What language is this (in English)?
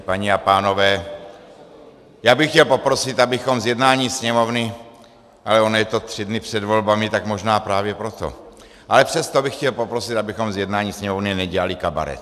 Czech